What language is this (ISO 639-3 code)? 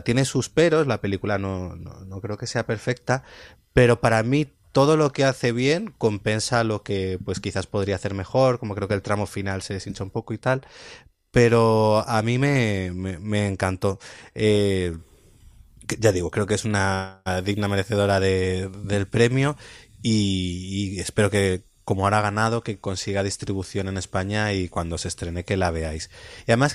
spa